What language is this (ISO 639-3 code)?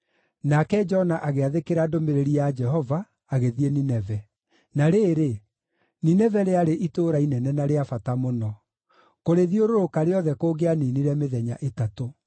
kik